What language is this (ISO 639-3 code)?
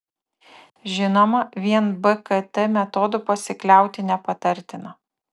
lit